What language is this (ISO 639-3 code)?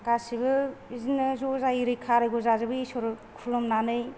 brx